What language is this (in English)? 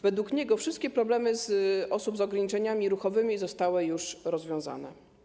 Polish